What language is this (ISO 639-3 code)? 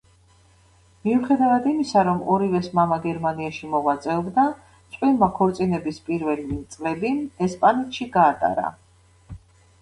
kat